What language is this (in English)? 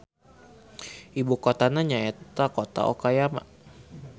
Sundanese